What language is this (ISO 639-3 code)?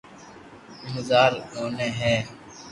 lrk